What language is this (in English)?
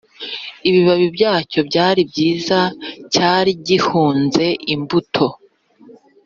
Kinyarwanda